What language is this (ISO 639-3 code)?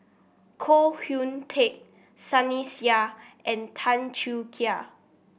eng